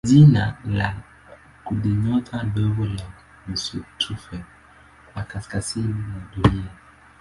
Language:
Swahili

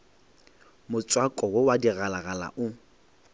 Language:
Northern Sotho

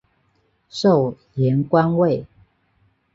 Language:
Chinese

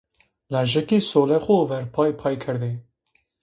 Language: Zaza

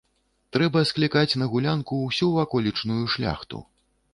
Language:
Belarusian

